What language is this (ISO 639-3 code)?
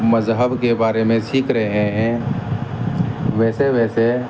urd